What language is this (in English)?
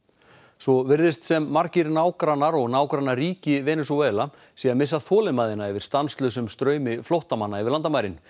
Icelandic